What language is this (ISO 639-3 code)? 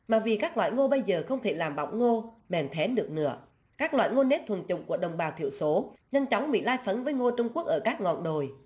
vie